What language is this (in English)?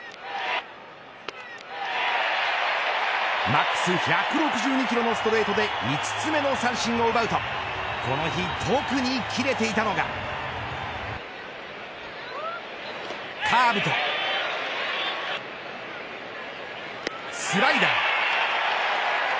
Japanese